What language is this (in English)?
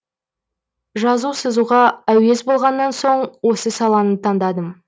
Kazakh